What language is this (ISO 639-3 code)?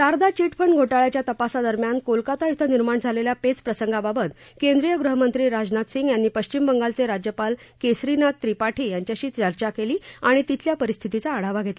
mar